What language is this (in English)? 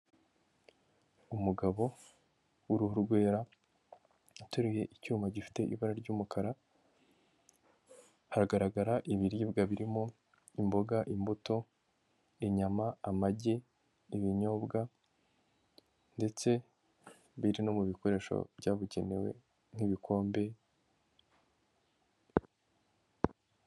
Kinyarwanda